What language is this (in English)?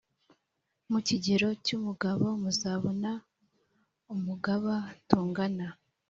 Kinyarwanda